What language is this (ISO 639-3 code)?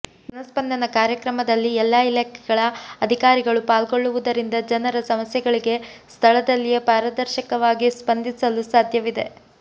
kan